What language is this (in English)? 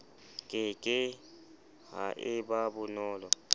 Southern Sotho